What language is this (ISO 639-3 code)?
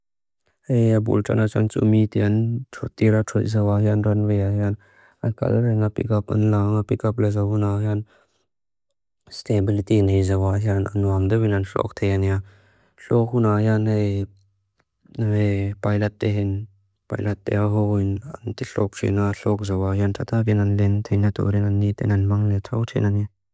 lus